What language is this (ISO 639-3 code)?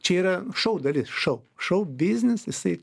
lit